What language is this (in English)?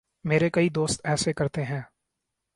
Urdu